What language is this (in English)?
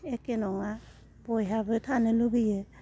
Bodo